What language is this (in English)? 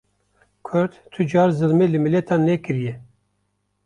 Kurdish